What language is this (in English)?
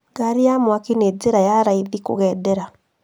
Kikuyu